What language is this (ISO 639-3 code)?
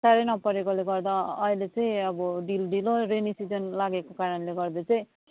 nep